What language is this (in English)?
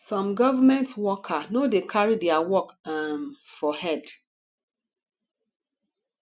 Nigerian Pidgin